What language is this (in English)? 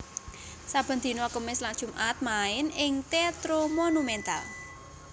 Javanese